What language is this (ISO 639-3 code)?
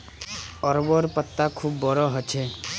mag